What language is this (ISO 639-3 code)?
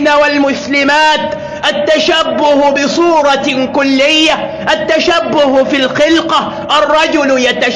ara